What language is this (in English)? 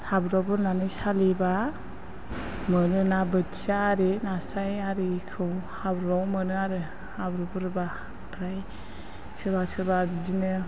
Bodo